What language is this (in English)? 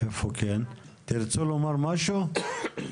Hebrew